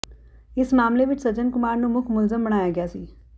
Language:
Punjabi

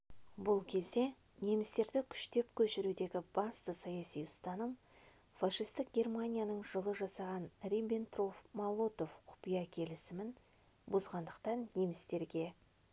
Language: Kazakh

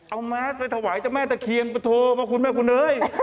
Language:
Thai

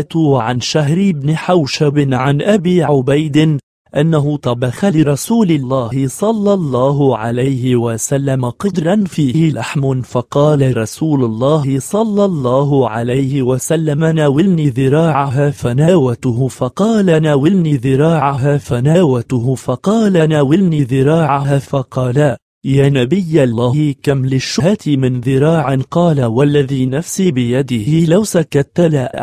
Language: Arabic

